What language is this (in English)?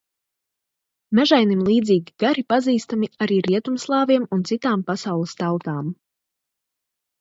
Latvian